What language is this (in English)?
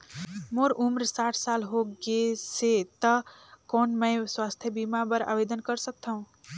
Chhattisgarhi